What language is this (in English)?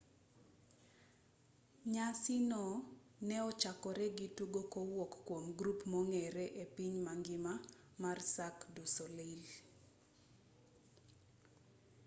Luo (Kenya and Tanzania)